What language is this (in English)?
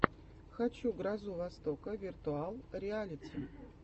Russian